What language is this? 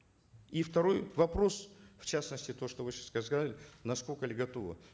Kazakh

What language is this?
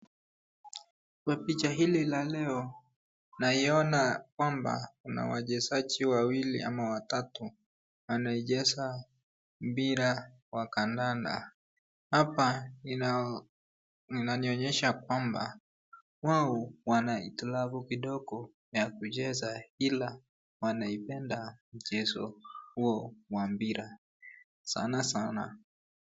Swahili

